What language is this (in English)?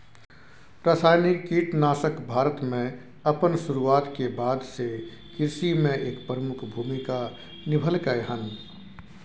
Maithili